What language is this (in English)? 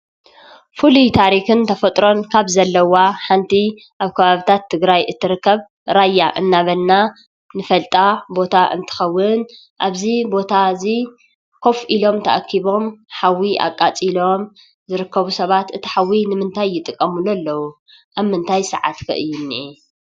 Tigrinya